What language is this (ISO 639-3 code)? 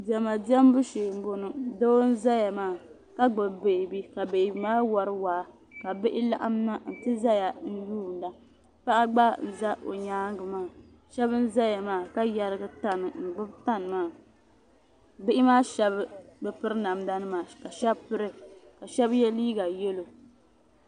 dag